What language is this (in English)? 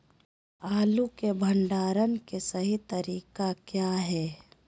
Magahi